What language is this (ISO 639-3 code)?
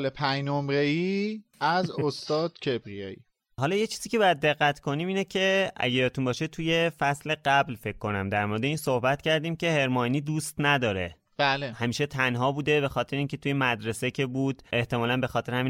fas